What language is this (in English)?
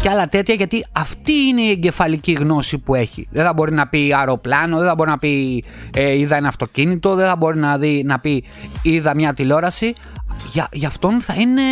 Greek